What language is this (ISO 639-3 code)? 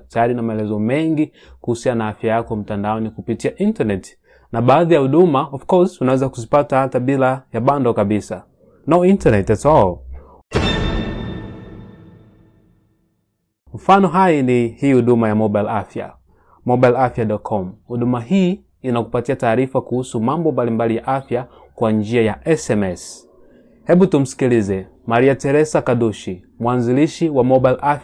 swa